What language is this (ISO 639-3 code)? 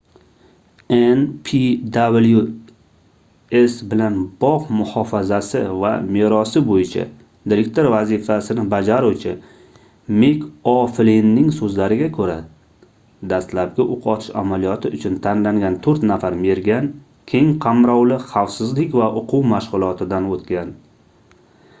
uzb